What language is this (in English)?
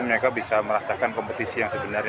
Indonesian